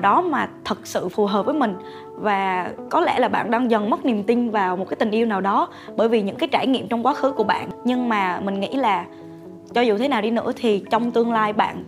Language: Vietnamese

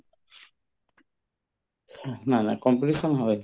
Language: Assamese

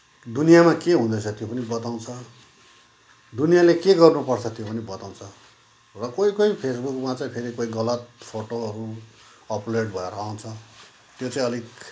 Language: Nepali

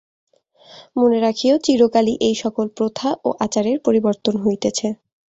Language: Bangla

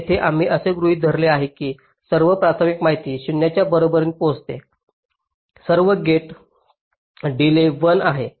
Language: Marathi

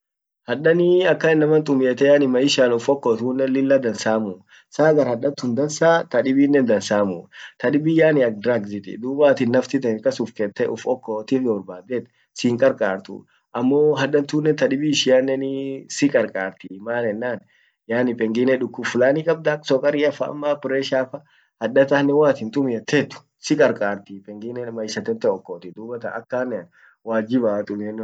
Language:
Orma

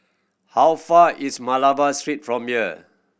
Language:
English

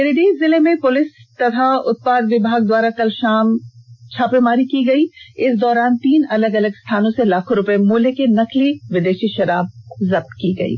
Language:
Hindi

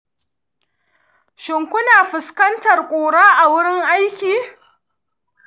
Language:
Hausa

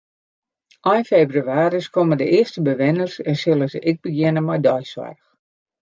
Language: Western Frisian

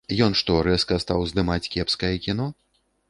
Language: Belarusian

